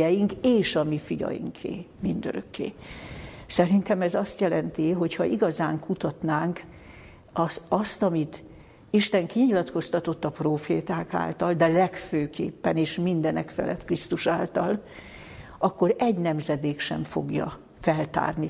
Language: Hungarian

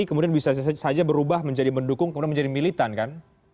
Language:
Indonesian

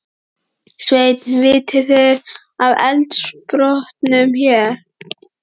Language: Icelandic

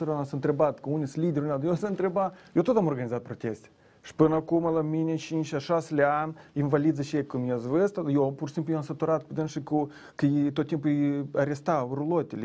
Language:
Romanian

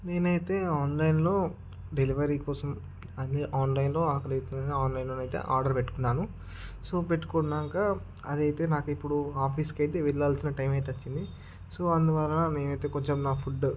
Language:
Telugu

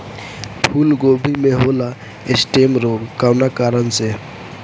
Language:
Bhojpuri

